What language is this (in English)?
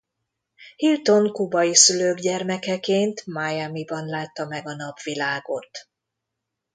Hungarian